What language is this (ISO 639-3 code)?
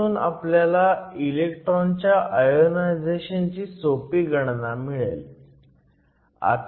mar